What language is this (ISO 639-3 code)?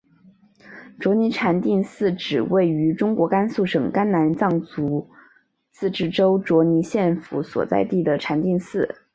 zho